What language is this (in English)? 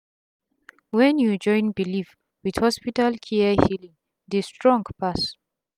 Nigerian Pidgin